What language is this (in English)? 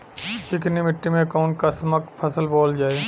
Bhojpuri